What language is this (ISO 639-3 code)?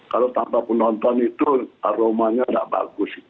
ind